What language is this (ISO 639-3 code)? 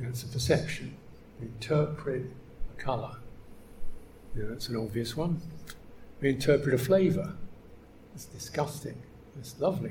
eng